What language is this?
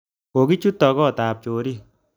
Kalenjin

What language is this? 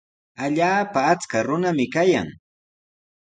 Sihuas Ancash Quechua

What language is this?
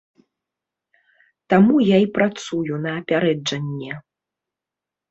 Belarusian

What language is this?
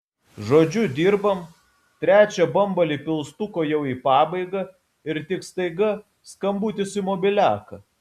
Lithuanian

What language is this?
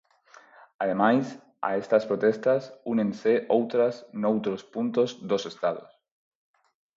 Galician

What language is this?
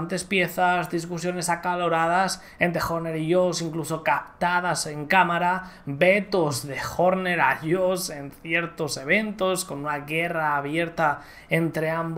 Spanish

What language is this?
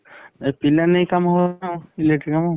Odia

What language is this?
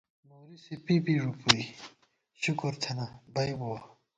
Gawar-Bati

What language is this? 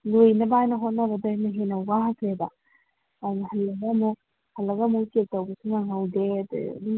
Manipuri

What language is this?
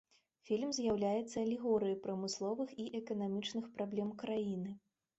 Belarusian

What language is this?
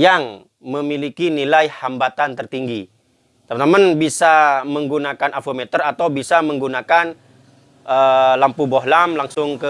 Indonesian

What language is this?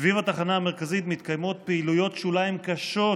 Hebrew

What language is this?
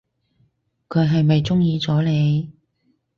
Cantonese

